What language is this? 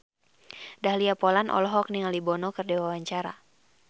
Sundanese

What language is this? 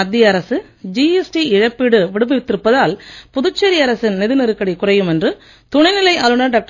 Tamil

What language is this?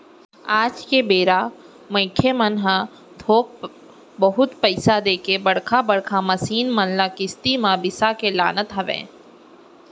Chhattisgarhi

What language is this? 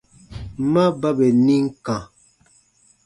Baatonum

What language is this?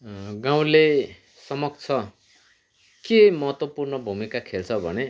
Nepali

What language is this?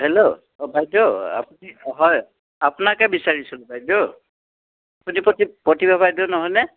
Assamese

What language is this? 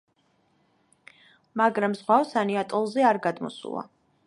Georgian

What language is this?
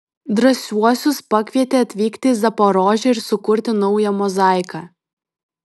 Lithuanian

